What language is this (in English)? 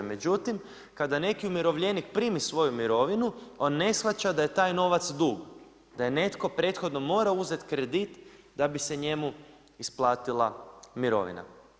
Croatian